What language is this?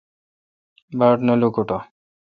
Kalkoti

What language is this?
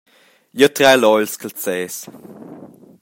Romansh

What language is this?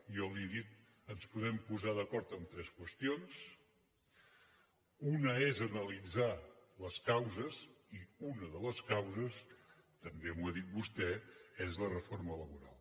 Catalan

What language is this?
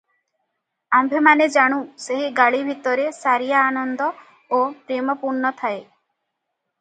Odia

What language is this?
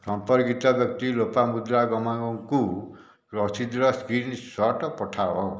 Odia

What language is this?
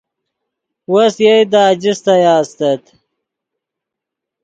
Yidgha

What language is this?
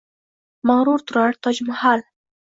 Uzbek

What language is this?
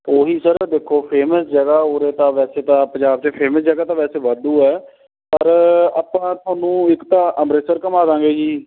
Punjabi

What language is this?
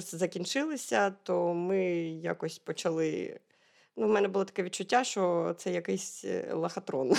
Ukrainian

